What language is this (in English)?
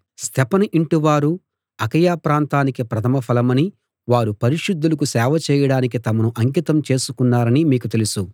Telugu